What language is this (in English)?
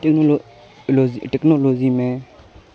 Urdu